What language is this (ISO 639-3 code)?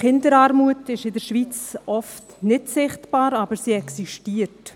gsw